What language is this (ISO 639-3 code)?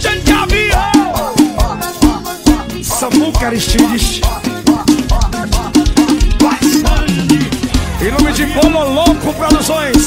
por